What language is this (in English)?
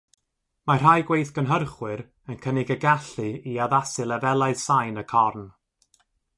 Welsh